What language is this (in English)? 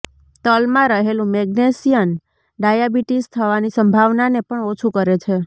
Gujarati